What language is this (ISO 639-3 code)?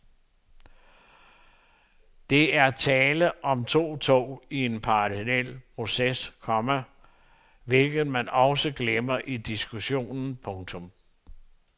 dan